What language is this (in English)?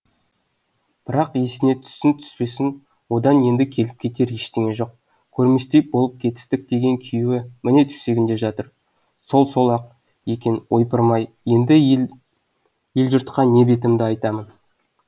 Kazakh